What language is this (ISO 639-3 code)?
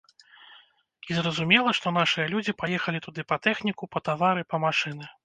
bel